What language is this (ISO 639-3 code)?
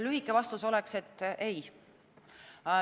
est